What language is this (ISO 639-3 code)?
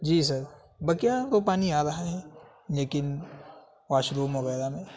urd